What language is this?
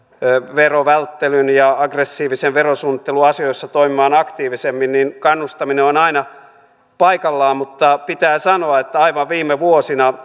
Finnish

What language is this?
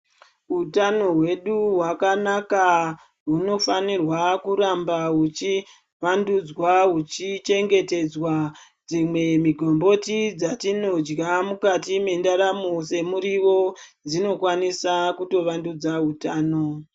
Ndau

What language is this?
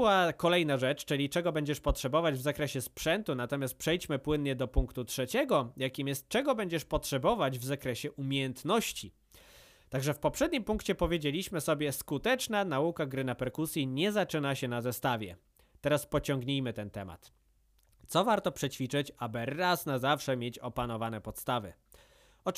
Polish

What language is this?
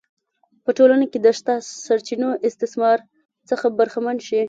Pashto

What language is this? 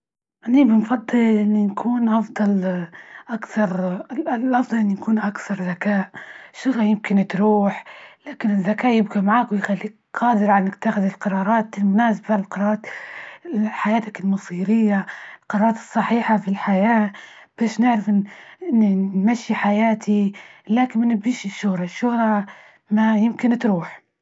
Libyan Arabic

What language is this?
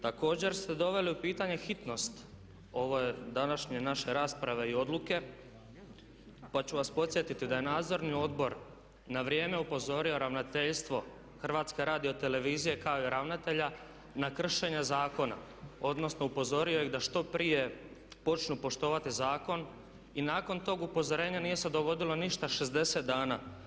Croatian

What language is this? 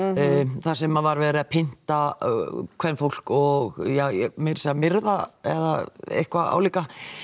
Icelandic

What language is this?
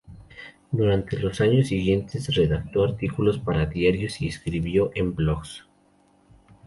Spanish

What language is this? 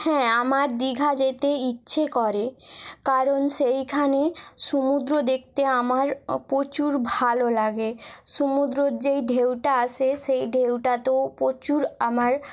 Bangla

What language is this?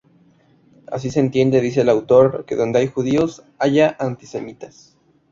Spanish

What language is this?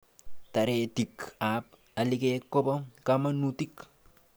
Kalenjin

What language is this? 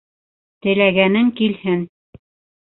Bashkir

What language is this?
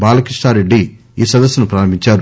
Telugu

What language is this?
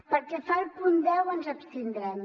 Catalan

